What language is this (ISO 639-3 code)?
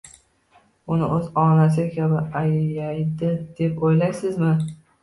uzb